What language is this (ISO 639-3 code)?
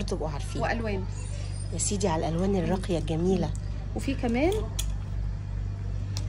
ara